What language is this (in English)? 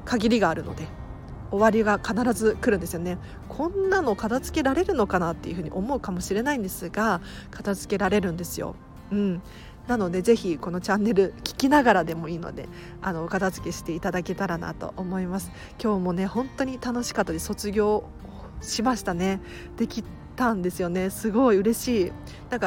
Japanese